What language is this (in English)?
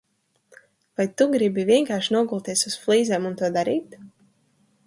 Latvian